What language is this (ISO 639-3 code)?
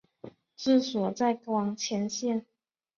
zho